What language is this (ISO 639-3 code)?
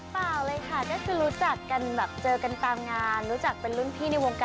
tha